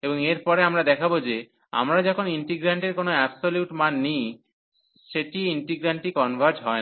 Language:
Bangla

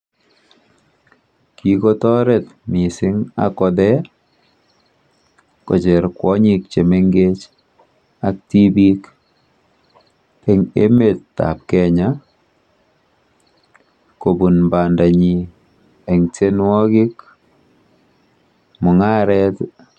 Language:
Kalenjin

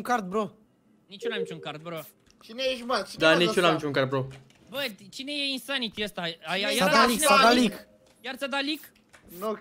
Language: Romanian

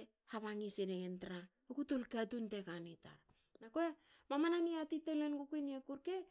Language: Hakö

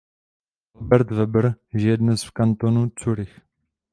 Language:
Czech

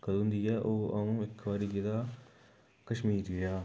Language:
Dogri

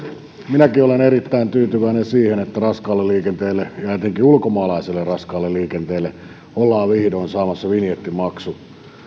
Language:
Finnish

